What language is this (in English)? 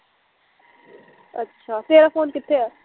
Punjabi